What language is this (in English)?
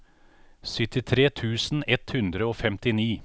Norwegian